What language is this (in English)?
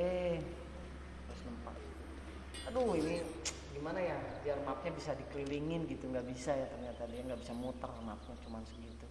Indonesian